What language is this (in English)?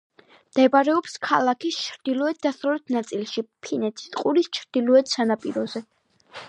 Georgian